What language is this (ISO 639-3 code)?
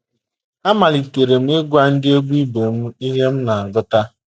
ibo